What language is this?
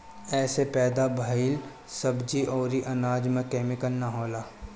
Bhojpuri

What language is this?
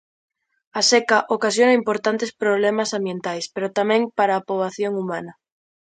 Galician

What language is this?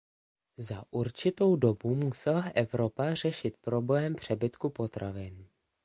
Czech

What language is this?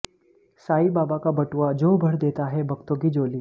Hindi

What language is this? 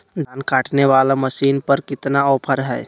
Magahi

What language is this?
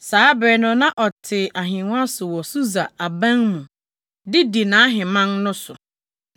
Akan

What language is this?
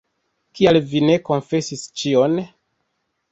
Esperanto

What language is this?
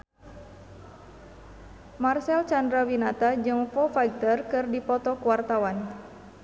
Sundanese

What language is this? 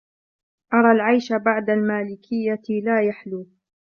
Arabic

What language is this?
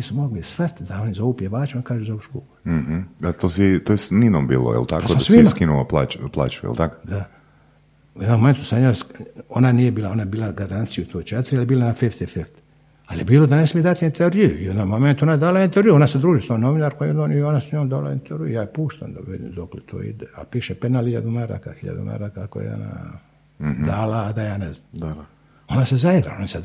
Croatian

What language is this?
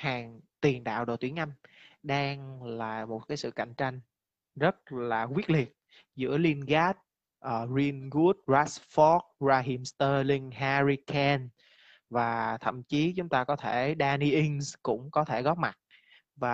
Vietnamese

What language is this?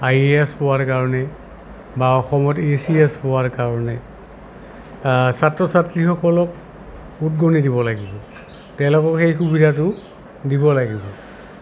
Assamese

